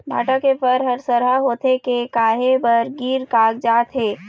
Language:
Chhattisgarhi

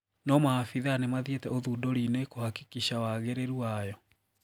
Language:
Kikuyu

